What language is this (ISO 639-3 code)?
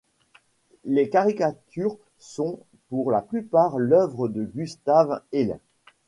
fra